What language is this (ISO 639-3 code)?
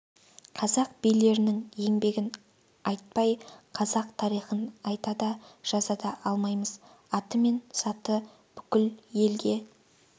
kaz